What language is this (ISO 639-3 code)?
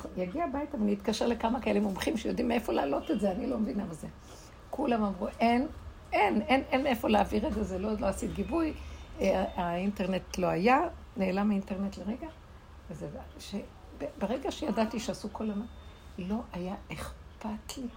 heb